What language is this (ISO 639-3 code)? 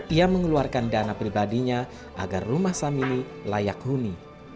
ind